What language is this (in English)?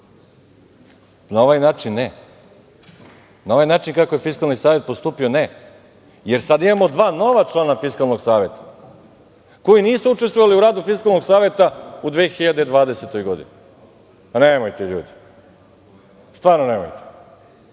Serbian